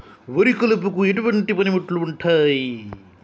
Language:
Telugu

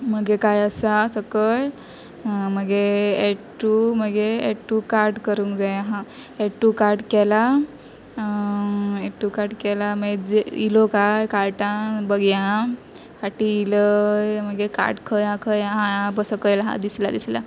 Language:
Konkani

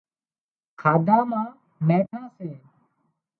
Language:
Wadiyara Koli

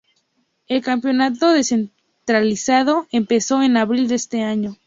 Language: Spanish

